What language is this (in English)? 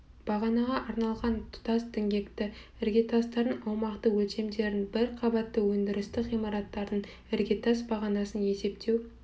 Kazakh